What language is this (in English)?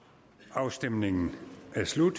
Danish